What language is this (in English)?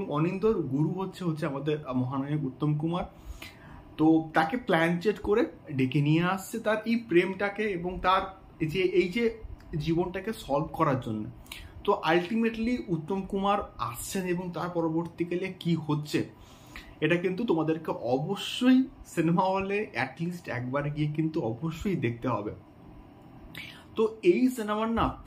Bangla